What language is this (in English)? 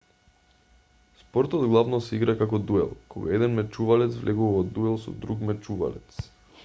Macedonian